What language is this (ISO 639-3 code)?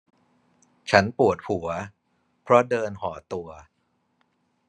tha